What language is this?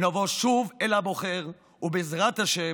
Hebrew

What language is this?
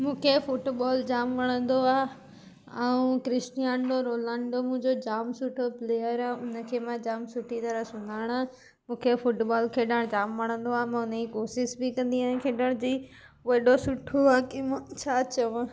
Sindhi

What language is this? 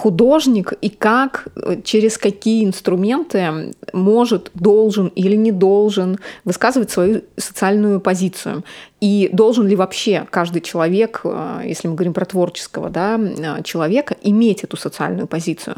Russian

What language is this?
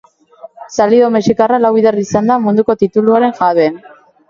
Basque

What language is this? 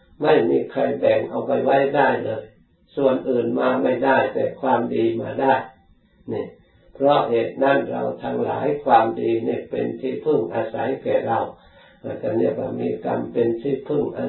Thai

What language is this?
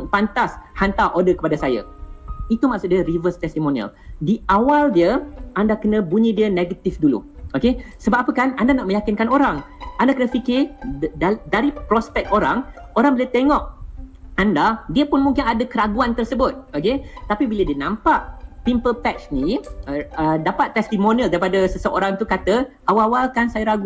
Malay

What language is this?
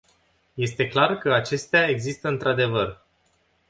Romanian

